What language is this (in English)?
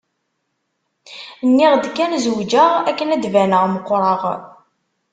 Kabyle